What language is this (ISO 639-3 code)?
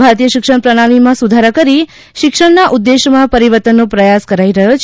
guj